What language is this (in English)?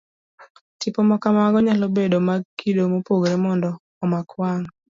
Luo (Kenya and Tanzania)